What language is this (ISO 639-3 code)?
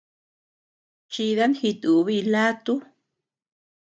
cux